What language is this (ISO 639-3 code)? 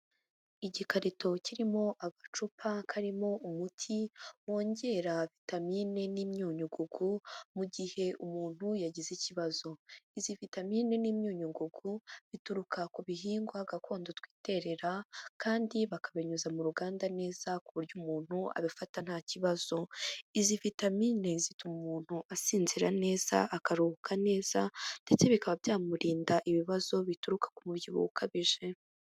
kin